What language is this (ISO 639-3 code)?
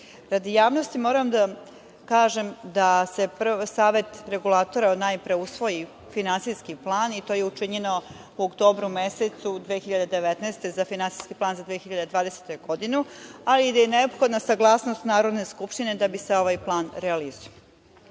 srp